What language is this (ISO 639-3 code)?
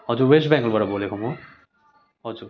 nep